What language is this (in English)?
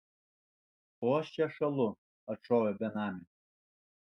Lithuanian